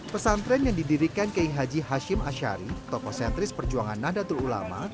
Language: Indonesian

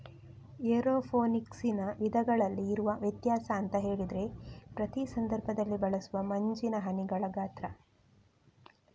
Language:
Kannada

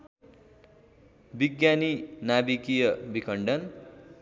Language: Nepali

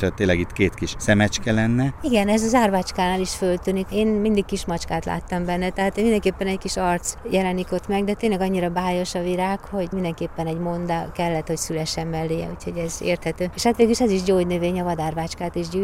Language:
Hungarian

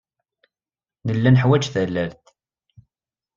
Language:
Kabyle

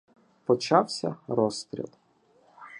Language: Ukrainian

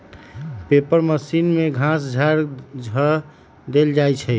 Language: Magahi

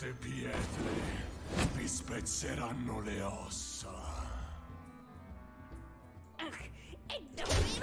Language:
Italian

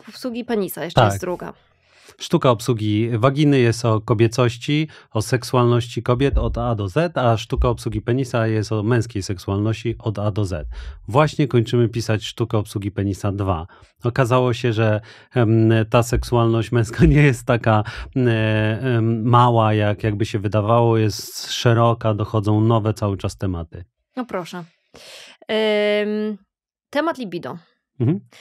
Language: Polish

